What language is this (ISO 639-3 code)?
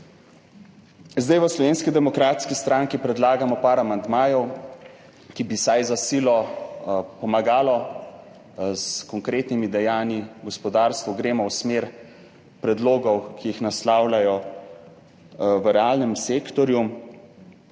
slv